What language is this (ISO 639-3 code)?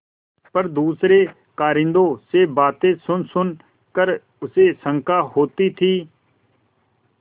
hin